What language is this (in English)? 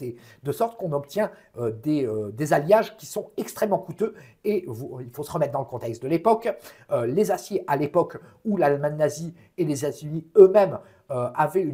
French